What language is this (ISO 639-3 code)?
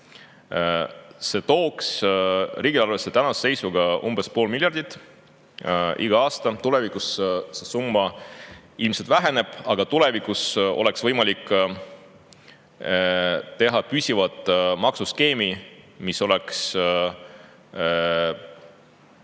est